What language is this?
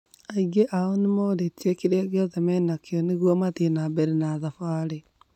Kikuyu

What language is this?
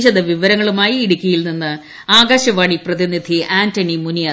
Malayalam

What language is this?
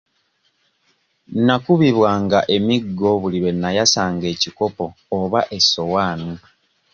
Ganda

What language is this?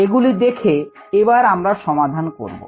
Bangla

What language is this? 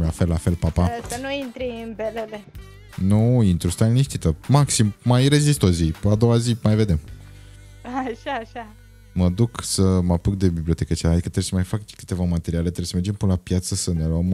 Romanian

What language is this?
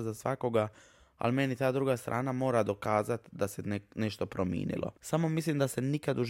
Croatian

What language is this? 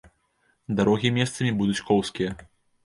Belarusian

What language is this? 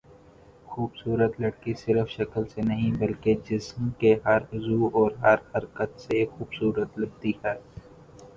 Urdu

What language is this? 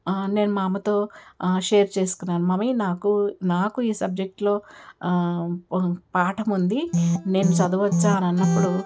Telugu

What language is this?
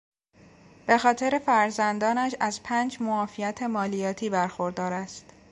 Persian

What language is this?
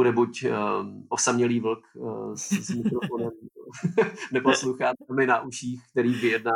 Czech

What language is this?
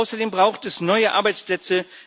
German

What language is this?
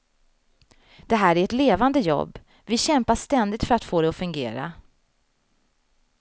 Swedish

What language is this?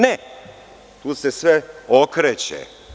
Serbian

